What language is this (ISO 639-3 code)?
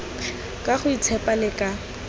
tsn